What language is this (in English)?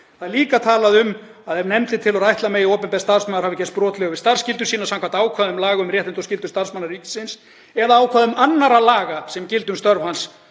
Icelandic